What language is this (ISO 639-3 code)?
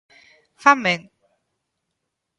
glg